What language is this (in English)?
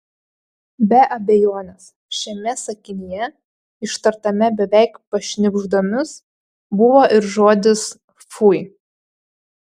Lithuanian